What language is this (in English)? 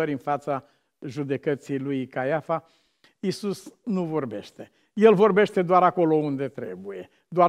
Romanian